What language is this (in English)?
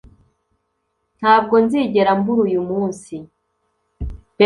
Kinyarwanda